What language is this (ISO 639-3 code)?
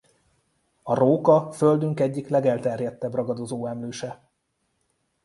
hun